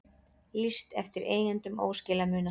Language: Icelandic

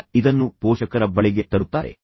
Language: Kannada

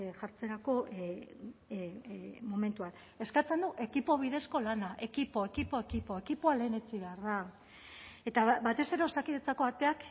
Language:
Basque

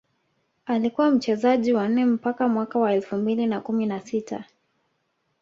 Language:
Swahili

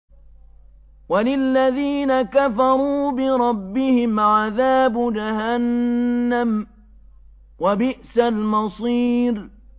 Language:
Arabic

